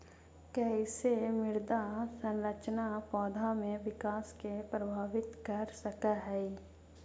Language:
Magahi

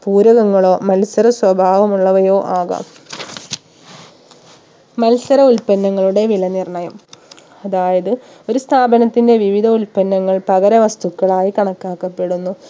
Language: Malayalam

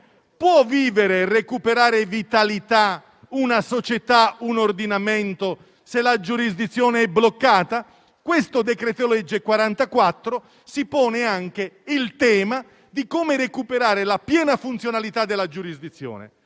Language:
Italian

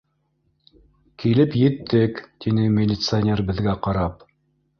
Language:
Bashkir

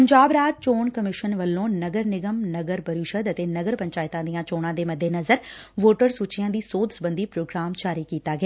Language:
Punjabi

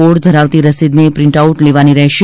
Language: Gujarati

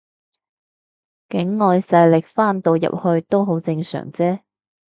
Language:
Cantonese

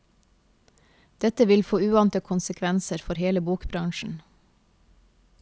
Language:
Norwegian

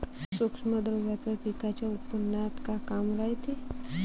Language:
Marathi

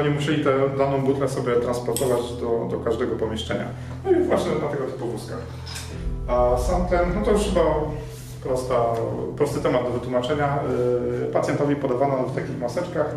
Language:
Polish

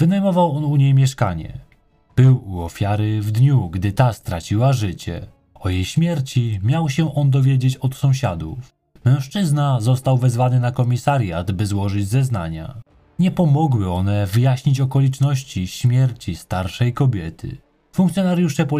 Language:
Polish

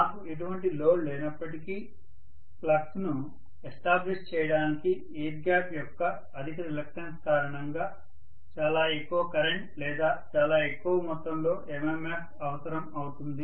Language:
Telugu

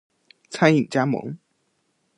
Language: Chinese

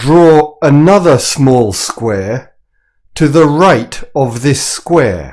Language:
English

